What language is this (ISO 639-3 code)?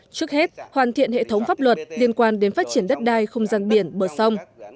vie